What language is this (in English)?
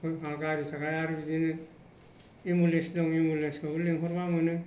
Bodo